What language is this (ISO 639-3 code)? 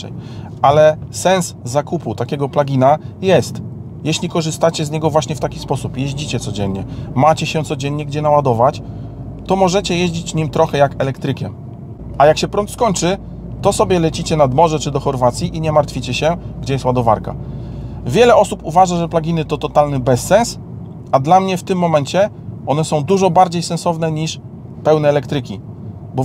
pol